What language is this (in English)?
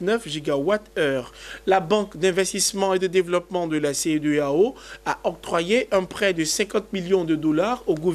French